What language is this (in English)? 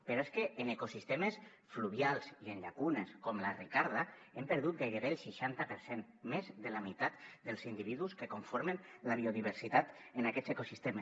Catalan